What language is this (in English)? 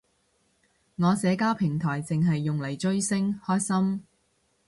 Cantonese